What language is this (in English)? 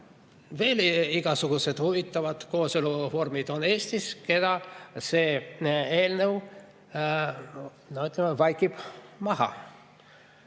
Estonian